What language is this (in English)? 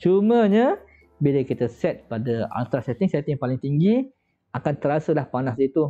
Malay